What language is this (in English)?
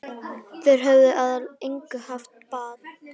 Icelandic